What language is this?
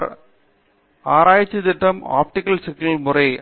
Tamil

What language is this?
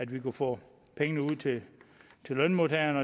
Danish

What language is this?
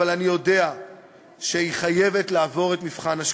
Hebrew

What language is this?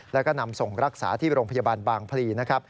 Thai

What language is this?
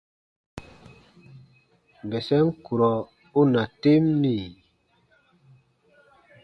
Baatonum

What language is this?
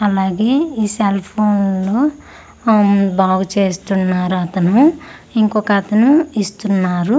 Telugu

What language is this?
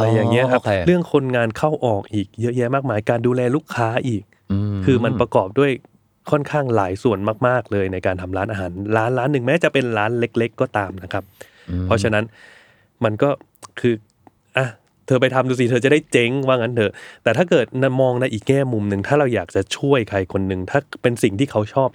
Thai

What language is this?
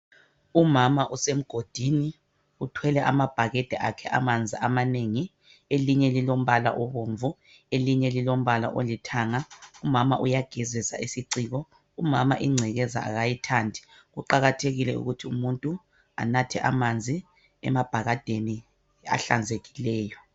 North Ndebele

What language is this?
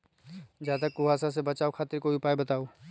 Magahi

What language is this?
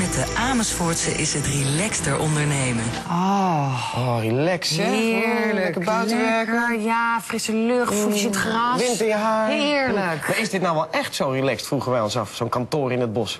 Dutch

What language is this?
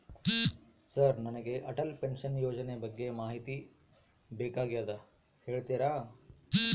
Kannada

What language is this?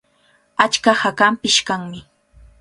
Cajatambo North Lima Quechua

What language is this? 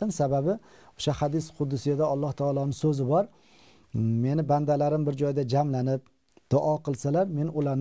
Turkish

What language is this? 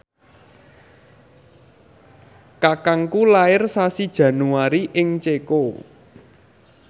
Javanese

